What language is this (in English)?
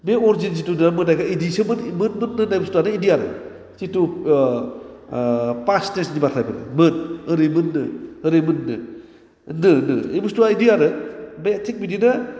Bodo